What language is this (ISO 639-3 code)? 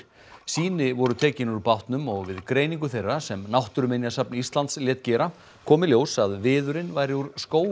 isl